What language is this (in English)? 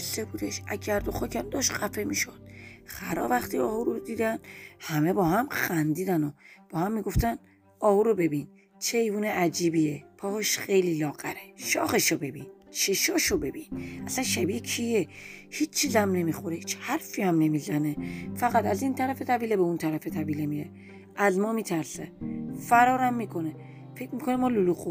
Persian